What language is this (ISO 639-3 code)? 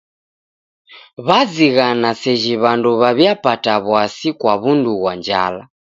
dav